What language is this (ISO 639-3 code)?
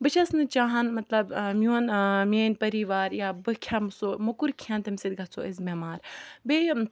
kas